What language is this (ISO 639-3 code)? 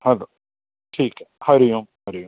snd